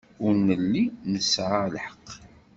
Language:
Kabyle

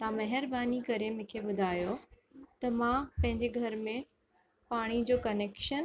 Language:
Sindhi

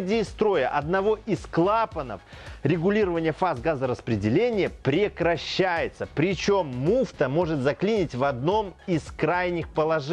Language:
Russian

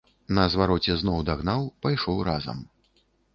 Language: Belarusian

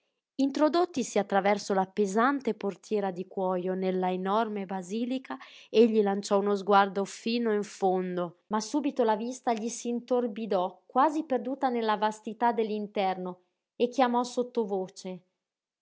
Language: Italian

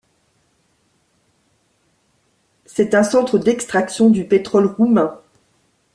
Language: French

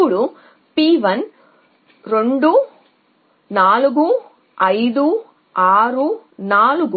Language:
Telugu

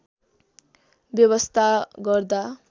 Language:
Nepali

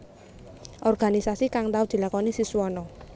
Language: Javanese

